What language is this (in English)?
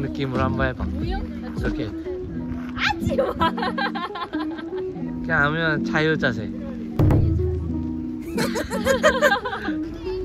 Korean